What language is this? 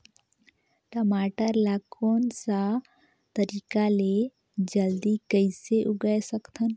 Chhattisgarhi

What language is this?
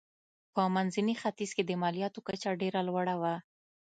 Pashto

